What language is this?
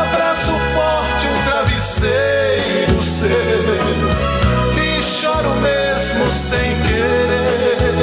Portuguese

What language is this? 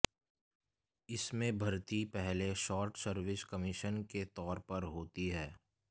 Hindi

